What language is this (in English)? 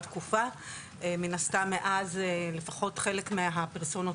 Hebrew